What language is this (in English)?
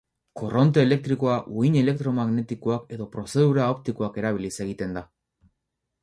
Basque